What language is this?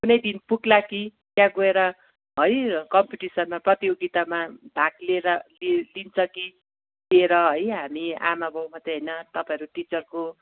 Nepali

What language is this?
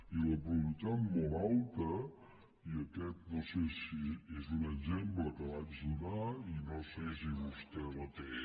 Catalan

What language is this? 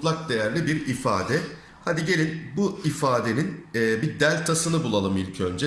Turkish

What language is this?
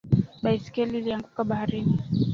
Swahili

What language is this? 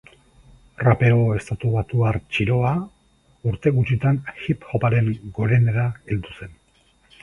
Basque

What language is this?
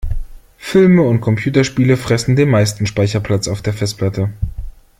German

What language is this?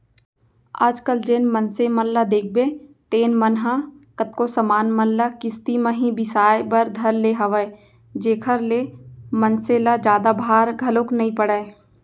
Chhattisgarhi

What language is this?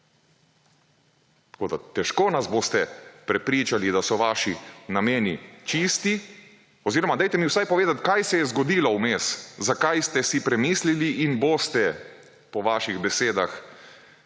Slovenian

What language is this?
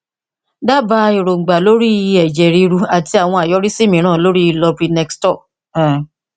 Yoruba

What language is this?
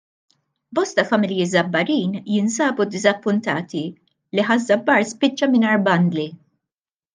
Maltese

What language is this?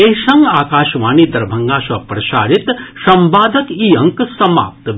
Maithili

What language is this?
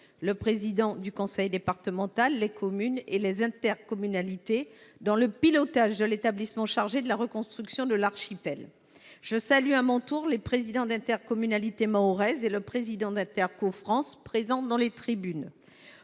French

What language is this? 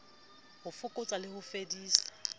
Southern Sotho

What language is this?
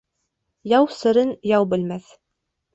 Bashkir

